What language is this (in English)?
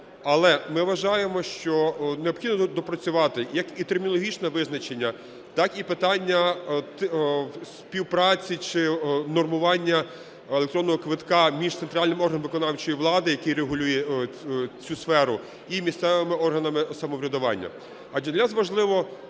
Ukrainian